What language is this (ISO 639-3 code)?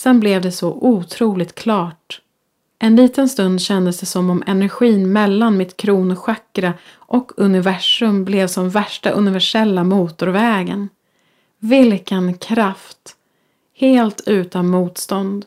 swe